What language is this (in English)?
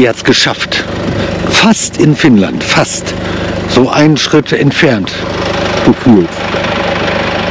German